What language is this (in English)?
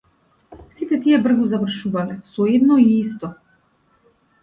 Macedonian